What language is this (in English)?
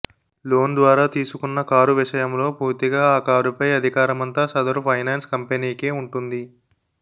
Telugu